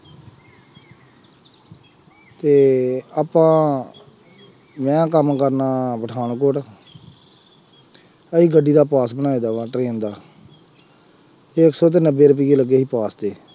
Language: Punjabi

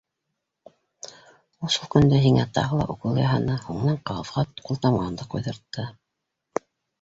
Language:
Bashkir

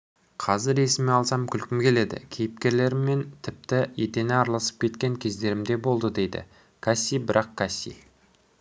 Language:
Kazakh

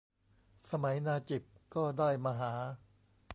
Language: Thai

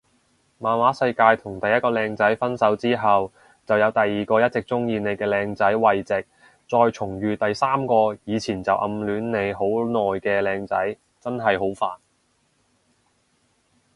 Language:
Cantonese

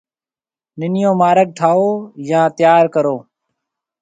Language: Marwari (Pakistan)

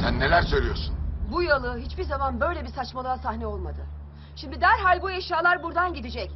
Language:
Turkish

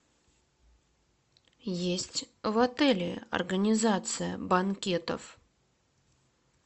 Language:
Russian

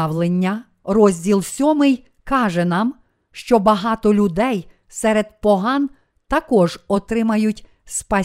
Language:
Ukrainian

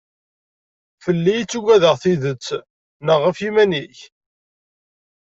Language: Kabyle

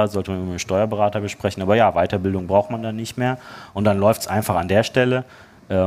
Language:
German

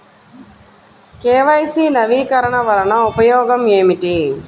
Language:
Telugu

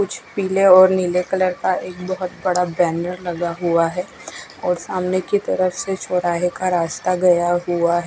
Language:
Hindi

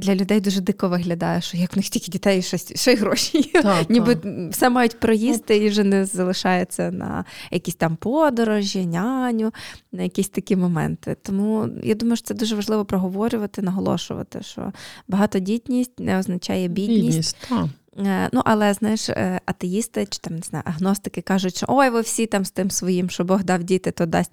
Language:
Ukrainian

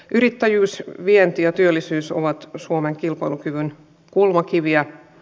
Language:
Finnish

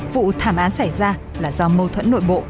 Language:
Vietnamese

